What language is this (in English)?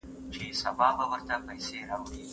Pashto